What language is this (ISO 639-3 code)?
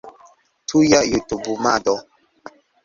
epo